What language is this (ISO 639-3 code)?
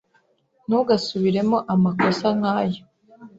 kin